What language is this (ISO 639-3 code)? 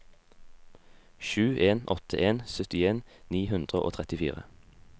nor